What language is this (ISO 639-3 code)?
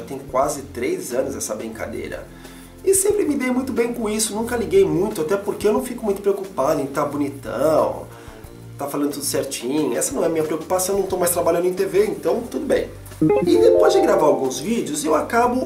por